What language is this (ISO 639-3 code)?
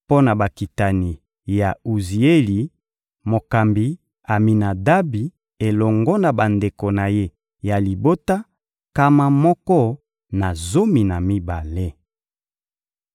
lin